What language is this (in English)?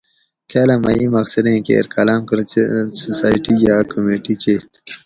Gawri